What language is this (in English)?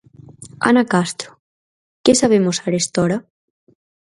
Galician